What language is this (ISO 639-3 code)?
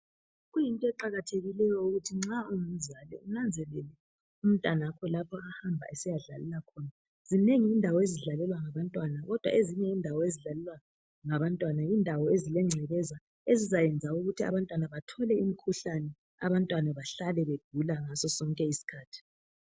nde